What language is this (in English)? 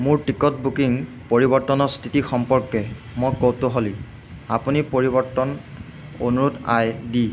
Assamese